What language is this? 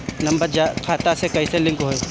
Bhojpuri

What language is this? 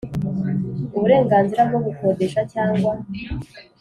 Kinyarwanda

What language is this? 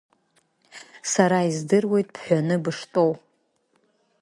Abkhazian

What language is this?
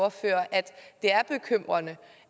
Danish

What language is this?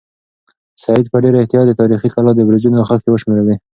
Pashto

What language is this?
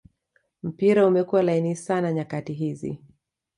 Swahili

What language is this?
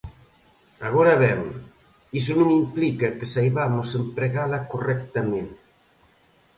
Galician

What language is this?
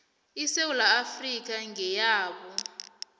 South Ndebele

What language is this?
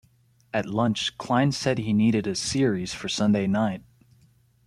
English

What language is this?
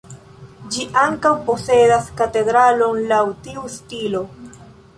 Esperanto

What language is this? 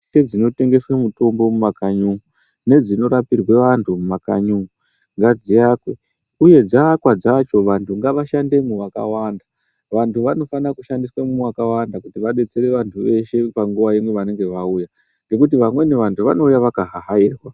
Ndau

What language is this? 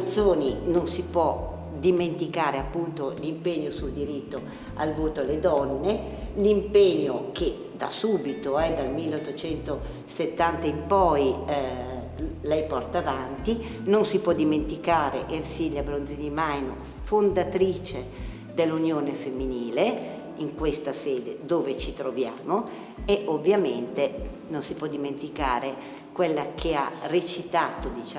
Italian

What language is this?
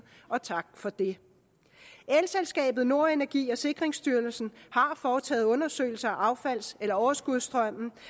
Danish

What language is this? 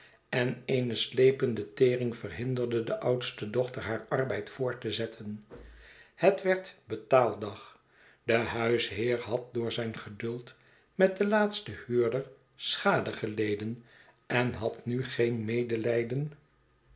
Dutch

